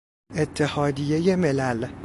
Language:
Persian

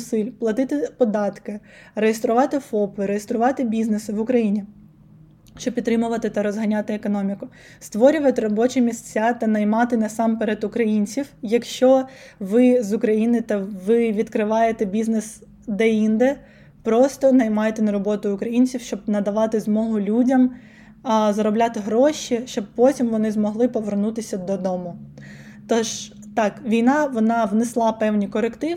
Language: Ukrainian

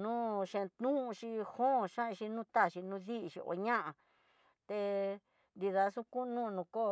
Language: Tidaá Mixtec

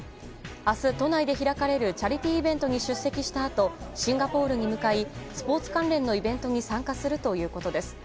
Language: Japanese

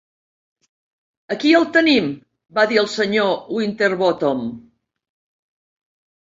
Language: Catalan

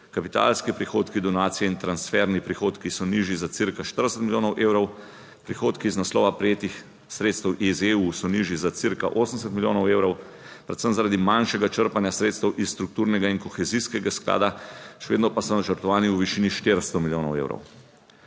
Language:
Slovenian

